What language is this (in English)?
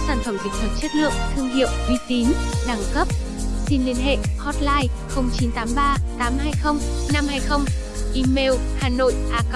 Vietnamese